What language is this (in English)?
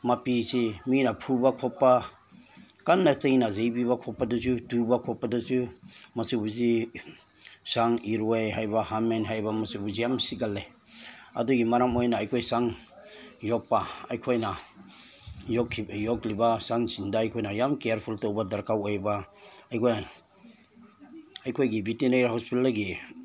Manipuri